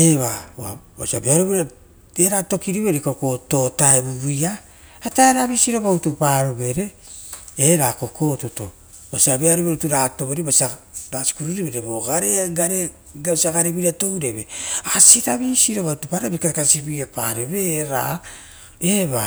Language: Rotokas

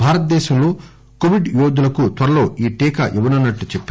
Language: Telugu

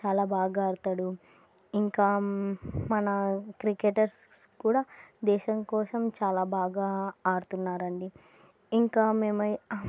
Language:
Telugu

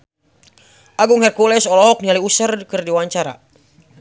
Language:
Sundanese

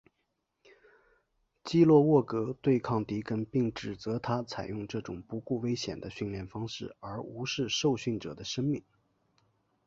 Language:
Chinese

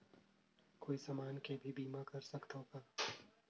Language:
Chhattisgarhi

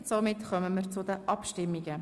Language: Swiss German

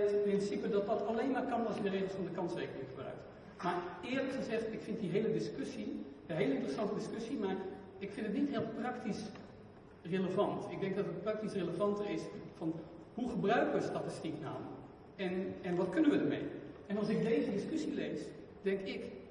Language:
Dutch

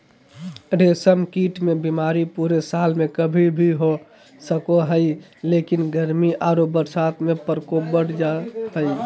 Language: Magahi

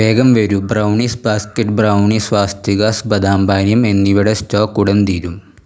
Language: Malayalam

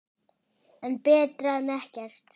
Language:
Icelandic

